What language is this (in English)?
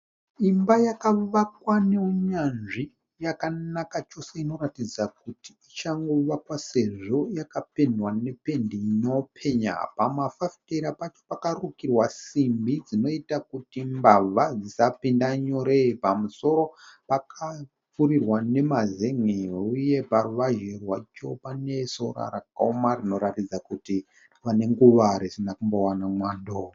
Shona